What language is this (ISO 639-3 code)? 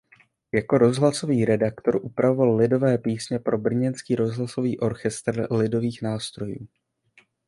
ces